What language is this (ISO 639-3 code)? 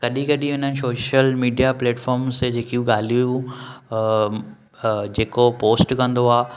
snd